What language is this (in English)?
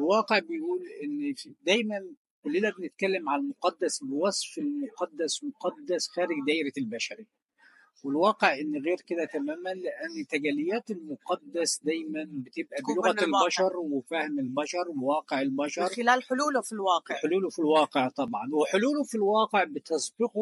Arabic